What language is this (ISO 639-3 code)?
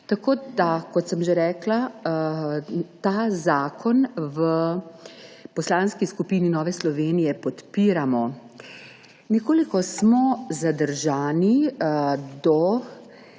slv